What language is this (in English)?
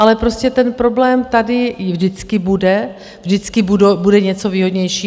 Czech